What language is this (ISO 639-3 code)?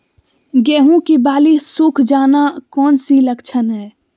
mag